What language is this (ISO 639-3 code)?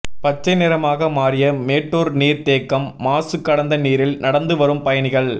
tam